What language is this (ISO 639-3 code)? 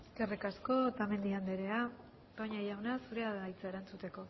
eus